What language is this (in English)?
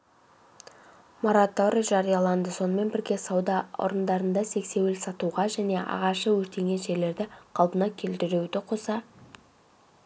Kazakh